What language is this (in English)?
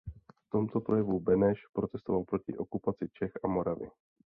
Czech